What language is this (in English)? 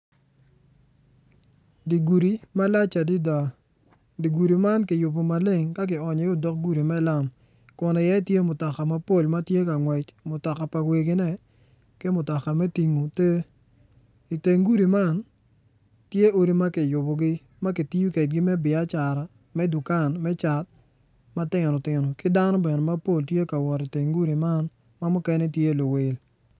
Acoli